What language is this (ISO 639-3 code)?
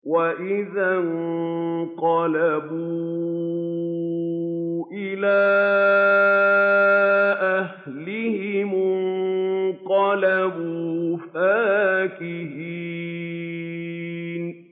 ara